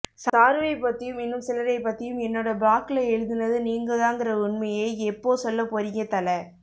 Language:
Tamil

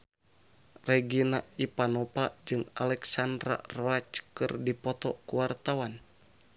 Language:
Sundanese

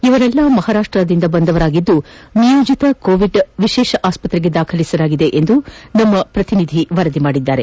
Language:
Kannada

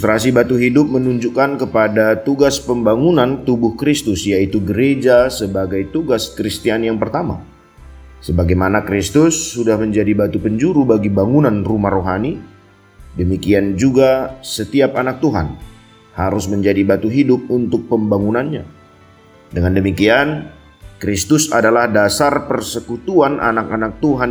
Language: Indonesian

